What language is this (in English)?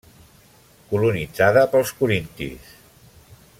Catalan